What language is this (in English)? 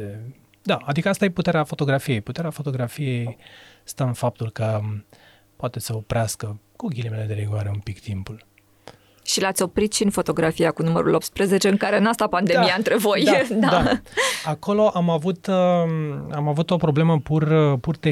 Romanian